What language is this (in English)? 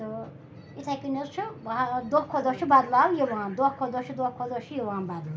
Kashmiri